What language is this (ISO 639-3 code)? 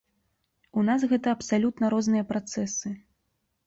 bel